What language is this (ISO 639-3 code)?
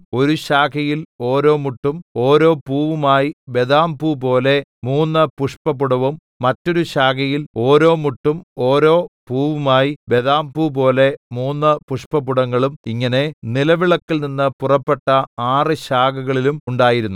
mal